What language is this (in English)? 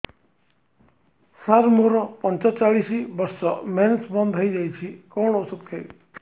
Odia